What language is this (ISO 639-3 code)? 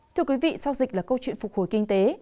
vie